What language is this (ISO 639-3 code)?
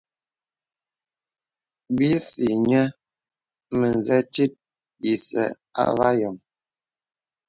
beb